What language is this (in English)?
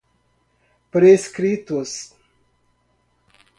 Portuguese